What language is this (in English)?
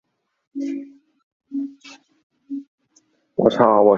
Chinese